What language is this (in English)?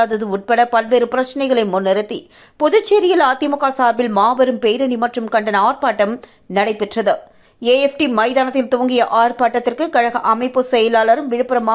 Tamil